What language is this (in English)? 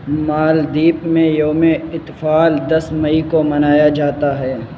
Urdu